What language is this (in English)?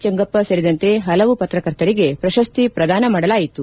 Kannada